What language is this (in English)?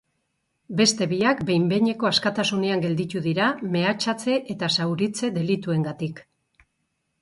Basque